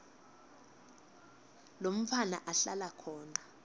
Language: Swati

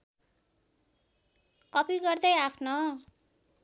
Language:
Nepali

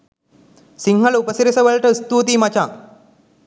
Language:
Sinhala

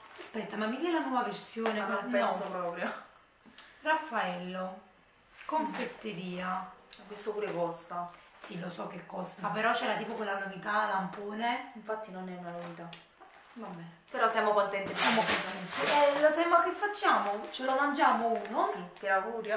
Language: Italian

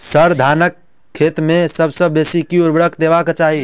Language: Maithili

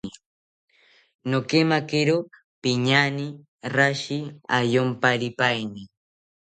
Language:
South Ucayali Ashéninka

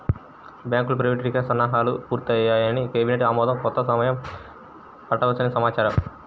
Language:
Telugu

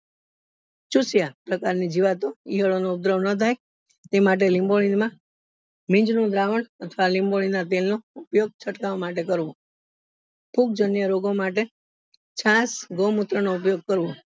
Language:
Gujarati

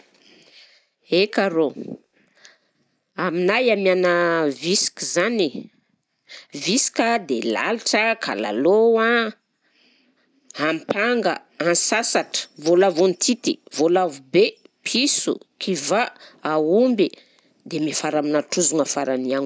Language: Southern Betsimisaraka Malagasy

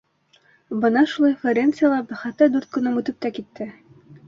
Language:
Bashkir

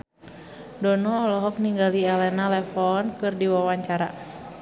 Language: Sundanese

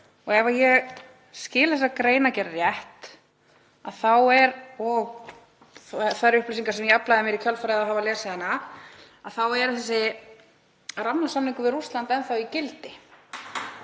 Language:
Icelandic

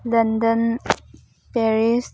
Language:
Manipuri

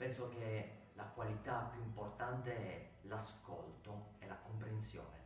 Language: Italian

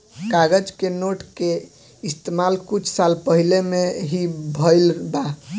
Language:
Bhojpuri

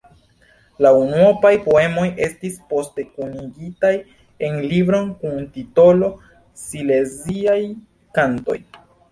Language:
Esperanto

